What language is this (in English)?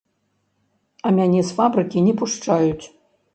Belarusian